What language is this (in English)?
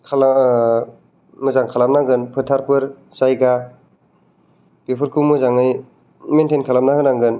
Bodo